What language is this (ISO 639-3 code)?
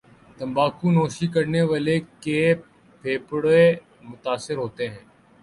urd